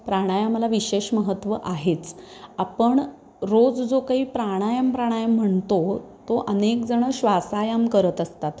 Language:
Marathi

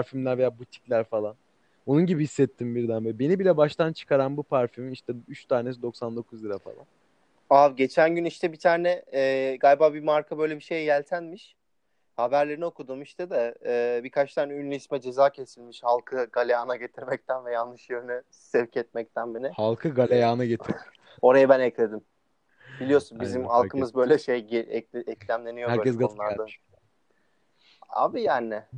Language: Turkish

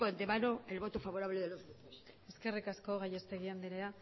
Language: Spanish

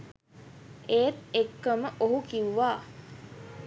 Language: Sinhala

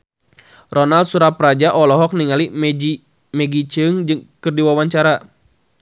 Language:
Sundanese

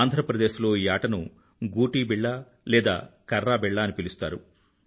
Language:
Telugu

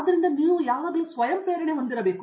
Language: Kannada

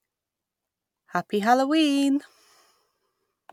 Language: English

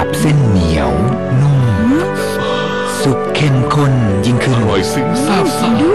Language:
Thai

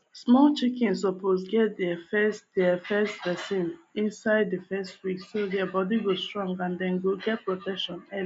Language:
Nigerian Pidgin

